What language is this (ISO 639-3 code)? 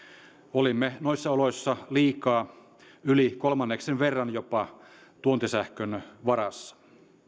fin